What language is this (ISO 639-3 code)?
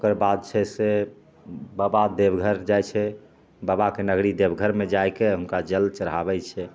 mai